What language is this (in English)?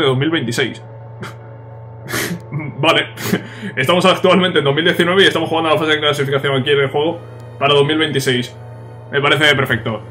Spanish